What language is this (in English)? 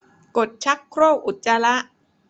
Thai